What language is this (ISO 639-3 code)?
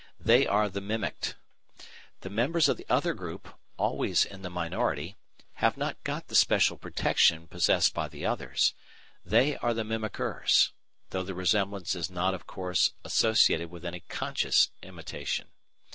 eng